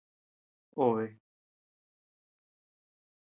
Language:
Tepeuxila Cuicatec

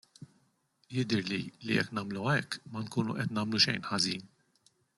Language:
Maltese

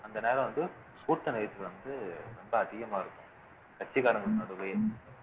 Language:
Tamil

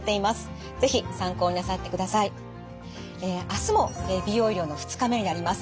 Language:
Japanese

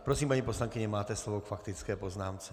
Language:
Czech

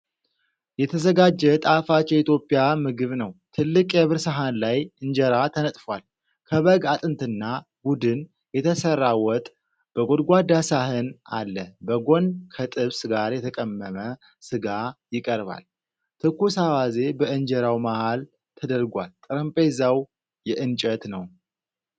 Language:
Amharic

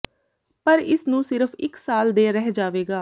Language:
Punjabi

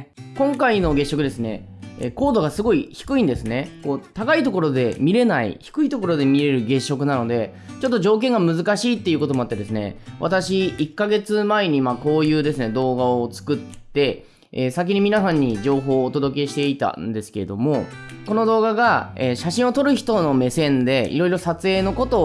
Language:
Japanese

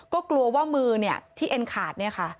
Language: Thai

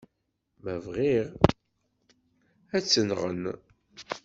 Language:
Kabyle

